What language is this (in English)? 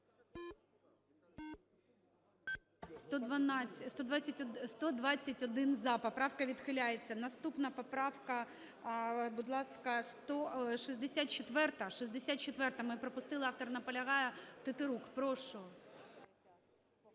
Ukrainian